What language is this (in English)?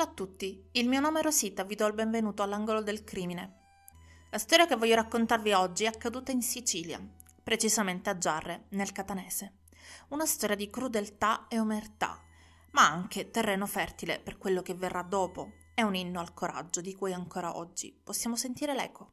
Italian